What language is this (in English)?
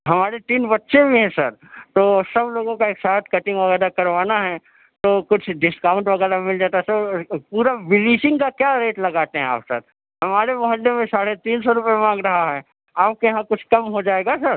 Urdu